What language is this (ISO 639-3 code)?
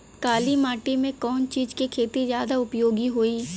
bho